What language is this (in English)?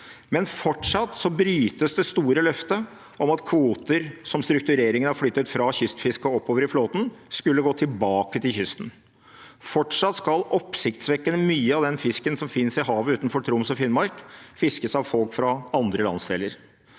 Norwegian